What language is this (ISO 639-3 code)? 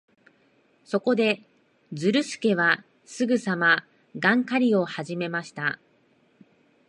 jpn